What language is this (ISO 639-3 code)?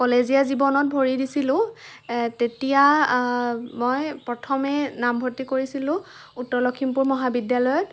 asm